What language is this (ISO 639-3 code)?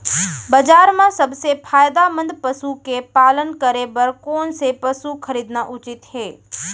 hne